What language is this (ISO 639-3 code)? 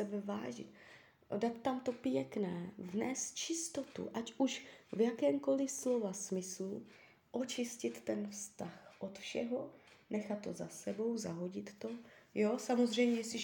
ces